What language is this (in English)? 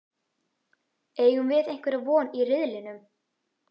Icelandic